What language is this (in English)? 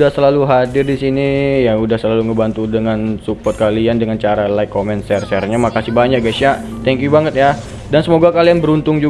Indonesian